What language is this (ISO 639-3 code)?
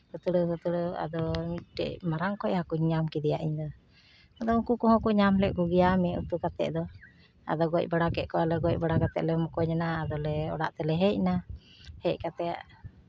sat